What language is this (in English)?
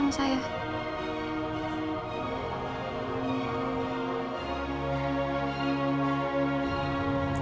Indonesian